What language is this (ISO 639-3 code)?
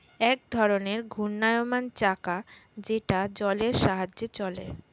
ben